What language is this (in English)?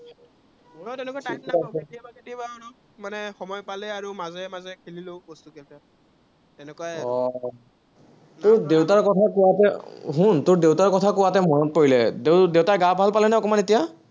Assamese